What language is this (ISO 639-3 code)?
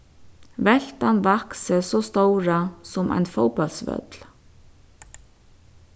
fao